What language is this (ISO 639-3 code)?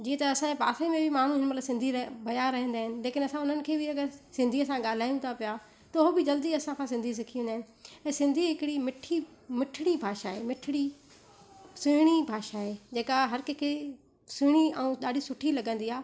snd